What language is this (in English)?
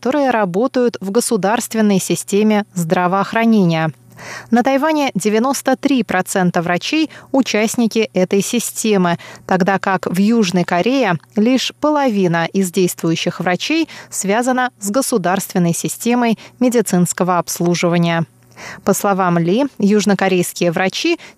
Russian